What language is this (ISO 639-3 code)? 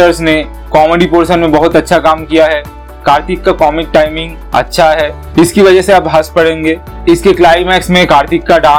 hin